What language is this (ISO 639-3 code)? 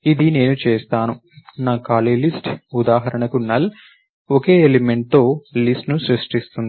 tel